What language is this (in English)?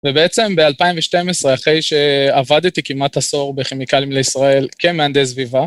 Hebrew